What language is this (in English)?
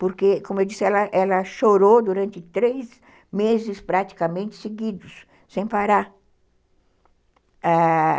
Portuguese